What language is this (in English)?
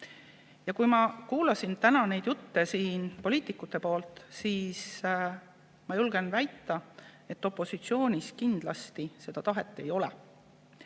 Estonian